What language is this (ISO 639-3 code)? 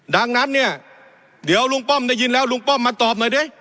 tha